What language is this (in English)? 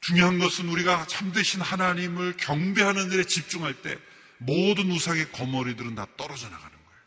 Korean